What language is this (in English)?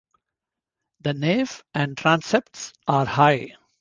English